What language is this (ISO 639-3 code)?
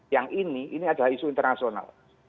ind